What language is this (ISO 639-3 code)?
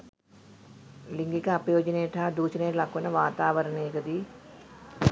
sin